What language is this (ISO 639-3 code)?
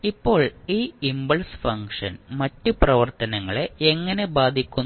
mal